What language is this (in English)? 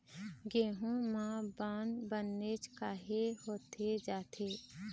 Chhattisgarhi